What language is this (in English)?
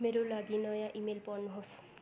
Nepali